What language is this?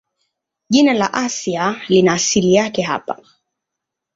Swahili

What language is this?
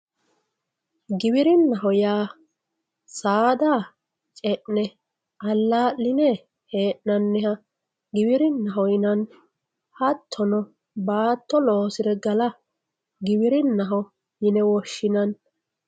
Sidamo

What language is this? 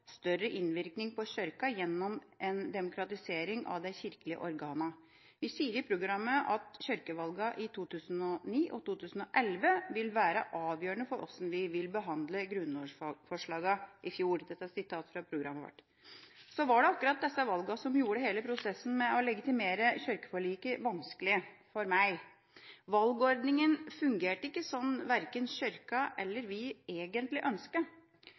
Norwegian Bokmål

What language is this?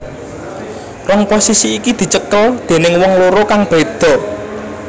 Javanese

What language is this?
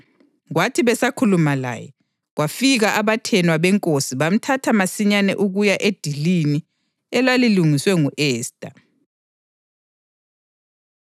North Ndebele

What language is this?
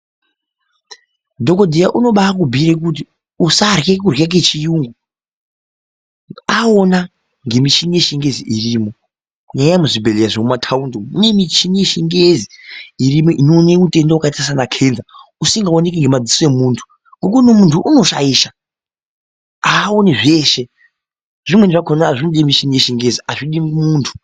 Ndau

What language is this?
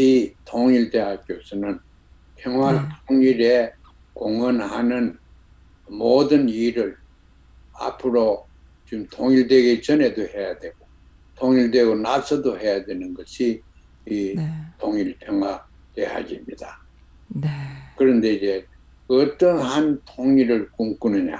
Korean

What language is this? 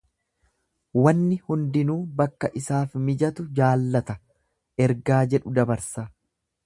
Oromo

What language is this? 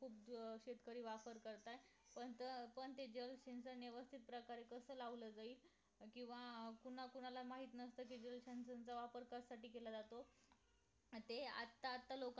Marathi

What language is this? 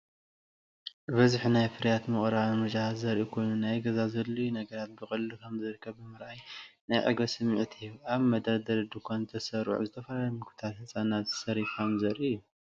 Tigrinya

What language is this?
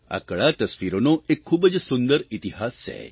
Gujarati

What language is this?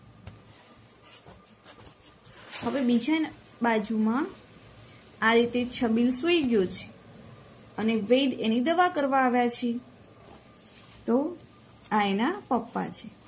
Gujarati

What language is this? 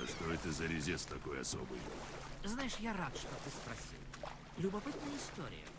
Russian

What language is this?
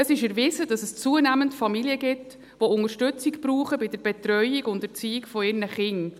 Swiss German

